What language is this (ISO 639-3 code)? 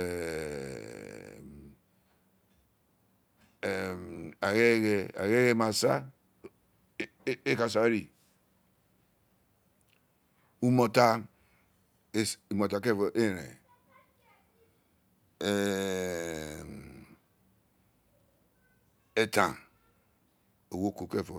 its